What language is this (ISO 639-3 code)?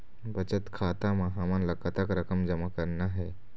hne